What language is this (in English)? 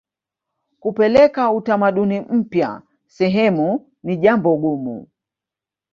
Swahili